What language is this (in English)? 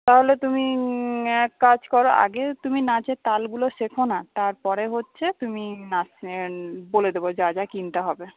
Bangla